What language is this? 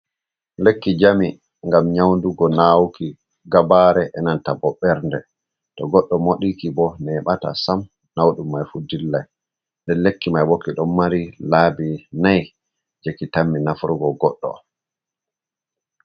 Fula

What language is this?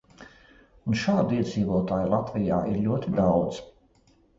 Latvian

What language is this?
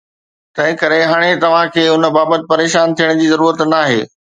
Sindhi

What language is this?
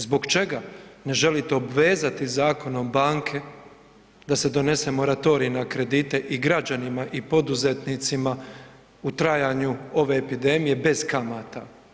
Croatian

